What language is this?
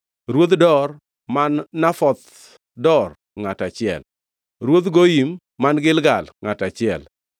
Luo (Kenya and Tanzania)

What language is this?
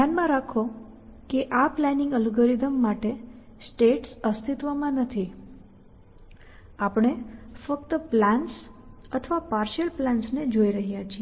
Gujarati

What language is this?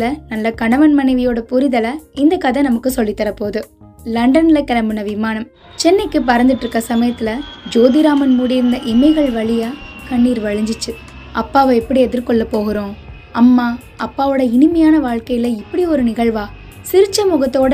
Tamil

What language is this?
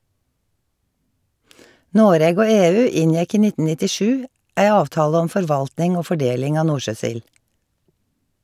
Norwegian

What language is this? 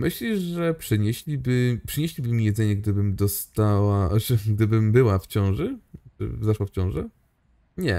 Polish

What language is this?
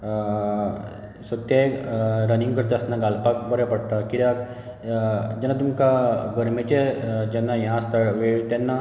Konkani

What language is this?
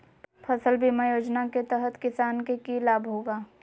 Magahi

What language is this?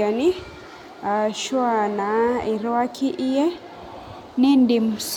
Masai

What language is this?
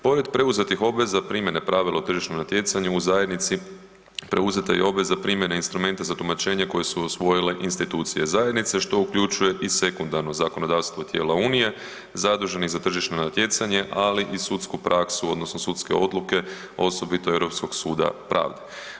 Croatian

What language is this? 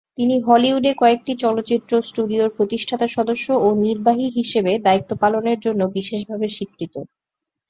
Bangla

